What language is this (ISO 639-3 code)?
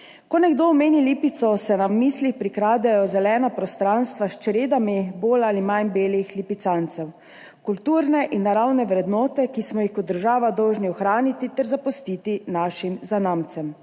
slv